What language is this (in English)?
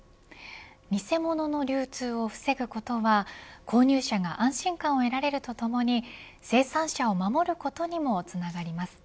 Japanese